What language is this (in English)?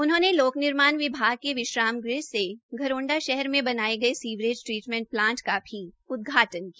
Hindi